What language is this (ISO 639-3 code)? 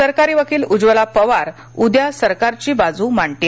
mar